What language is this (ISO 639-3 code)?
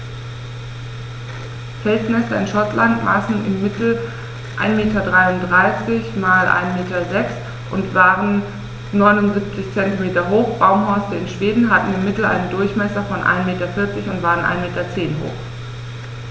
deu